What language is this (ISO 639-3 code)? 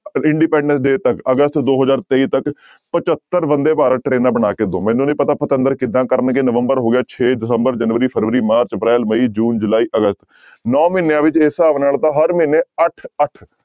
pan